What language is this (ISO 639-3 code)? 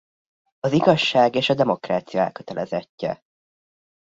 hun